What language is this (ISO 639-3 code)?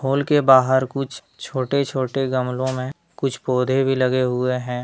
hin